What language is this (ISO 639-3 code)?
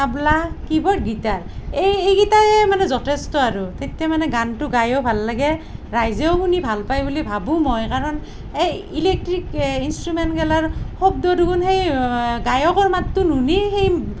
asm